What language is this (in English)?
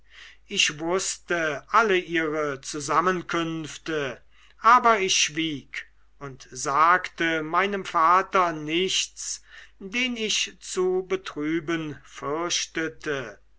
German